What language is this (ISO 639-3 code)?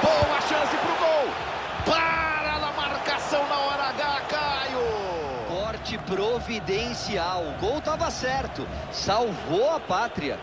por